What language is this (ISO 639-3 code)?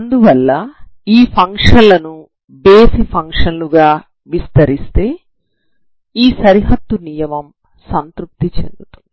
tel